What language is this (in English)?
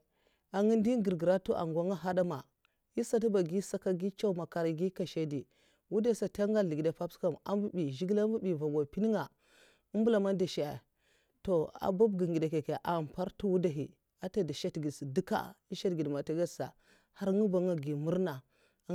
Mafa